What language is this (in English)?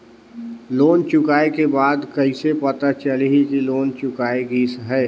Chhattisgarhi